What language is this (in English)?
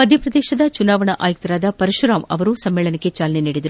Kannada